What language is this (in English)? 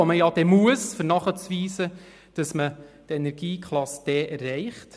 Swiss German